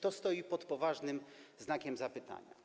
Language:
Polish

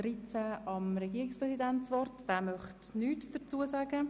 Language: Swiss German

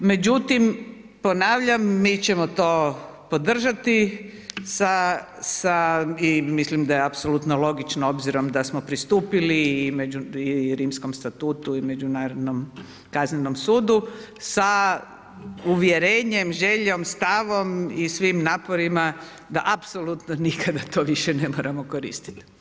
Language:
Croatian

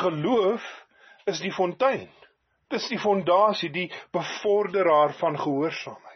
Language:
Dutch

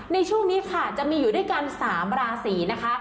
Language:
Thai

